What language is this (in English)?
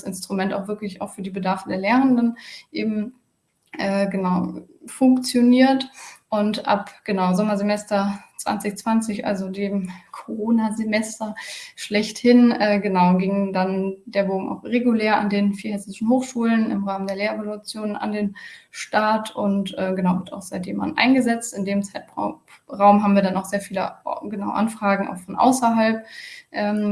German